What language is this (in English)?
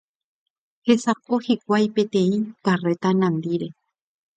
Guarani